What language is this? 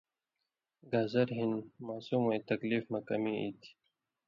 Indus Kohistani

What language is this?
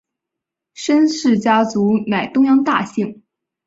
Chinese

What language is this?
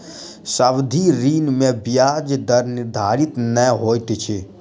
Maithili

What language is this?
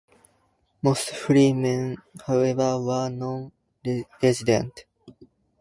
English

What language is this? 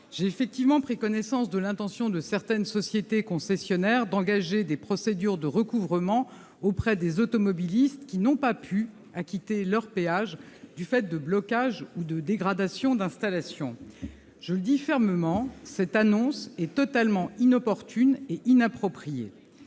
French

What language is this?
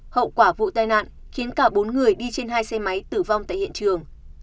Vietnamese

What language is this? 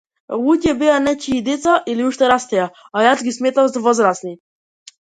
Macedonian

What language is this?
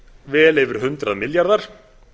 Icelandic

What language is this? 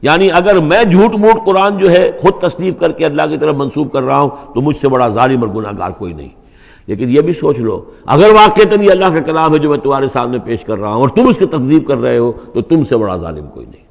Arabic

